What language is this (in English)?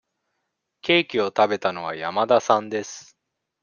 Japanese